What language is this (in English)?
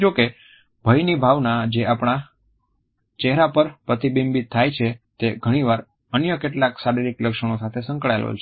Gujarati